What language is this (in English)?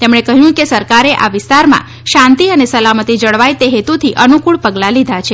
Gujarati